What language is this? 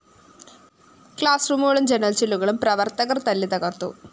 Malayalam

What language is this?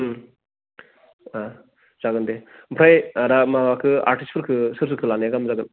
Bodo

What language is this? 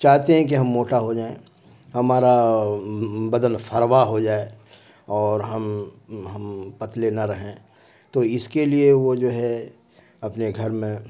Urdu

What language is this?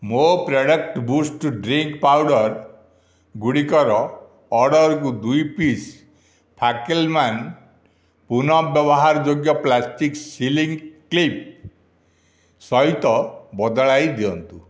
Odia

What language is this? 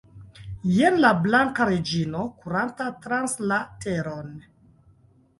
Esperanto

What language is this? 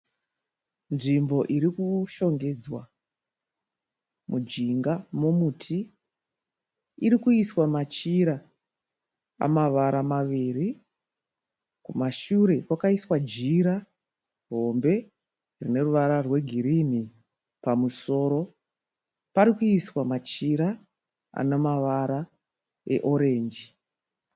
Shona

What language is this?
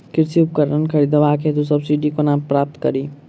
Maithili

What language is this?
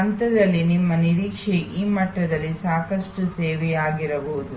Kannada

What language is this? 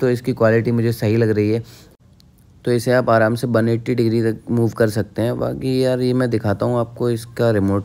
Hindi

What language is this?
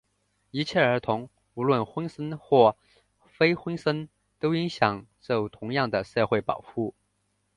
Chinese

